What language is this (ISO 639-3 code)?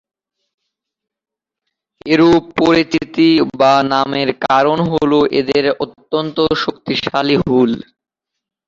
ben